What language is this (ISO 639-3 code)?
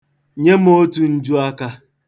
ibo